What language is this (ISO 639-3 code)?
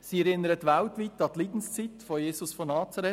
gsw